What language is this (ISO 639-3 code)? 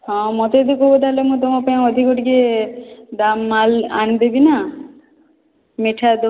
ori